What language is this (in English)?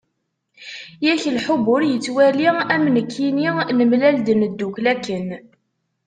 Kabyle